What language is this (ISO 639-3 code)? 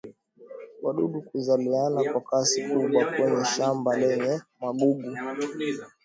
swa